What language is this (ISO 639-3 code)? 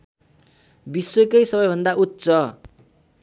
nep